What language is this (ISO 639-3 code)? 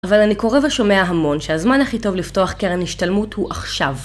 heb